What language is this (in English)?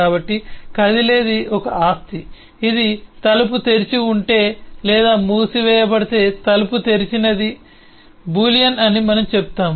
Telugu